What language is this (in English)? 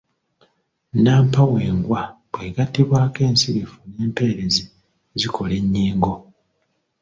Ganda